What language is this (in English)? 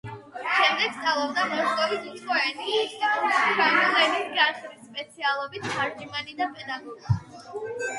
Georgian